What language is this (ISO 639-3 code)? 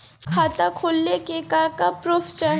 bho